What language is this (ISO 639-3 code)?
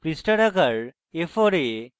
ben